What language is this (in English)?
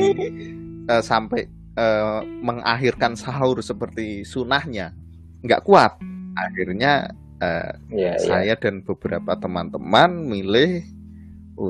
Indonesian